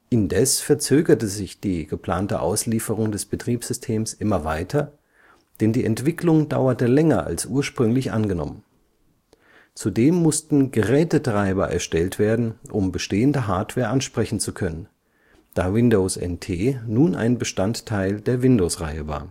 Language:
German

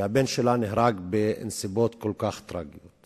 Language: Hebrew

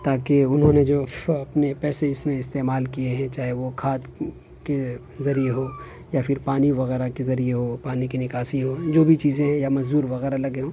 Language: Urdu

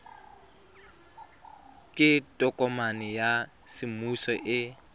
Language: Tswana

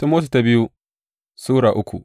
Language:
Hausa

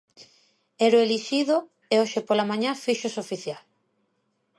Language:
Galician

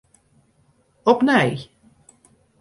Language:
Western Frisian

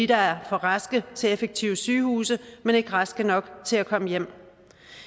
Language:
Danish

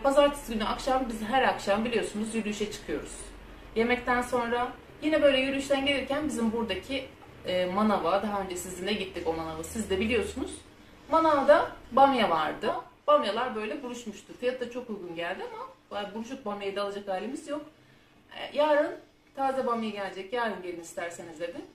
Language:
Turkish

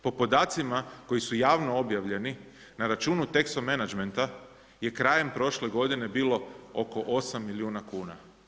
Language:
Croatian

